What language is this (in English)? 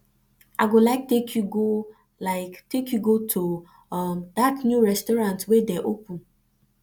Nigerian Pidgin